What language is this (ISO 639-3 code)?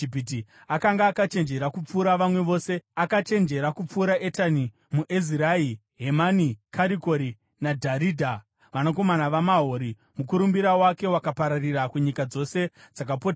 sna